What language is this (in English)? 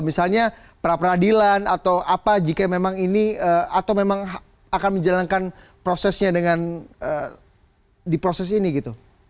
Indonesian